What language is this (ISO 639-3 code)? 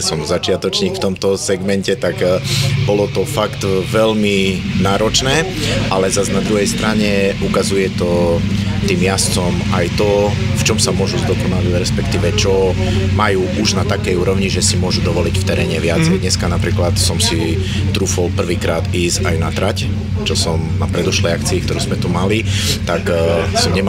slk